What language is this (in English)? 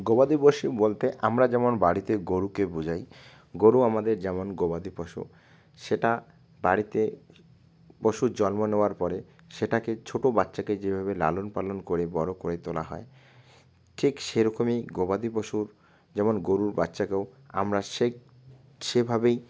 Bangla